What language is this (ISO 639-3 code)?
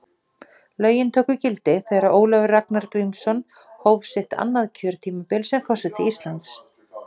isl